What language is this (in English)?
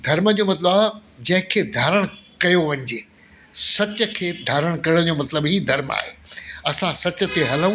Sindhi